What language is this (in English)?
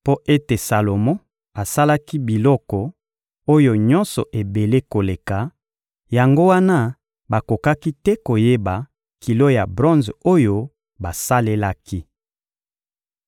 Lingala